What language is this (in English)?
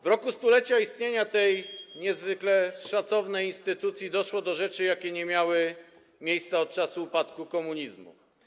Polish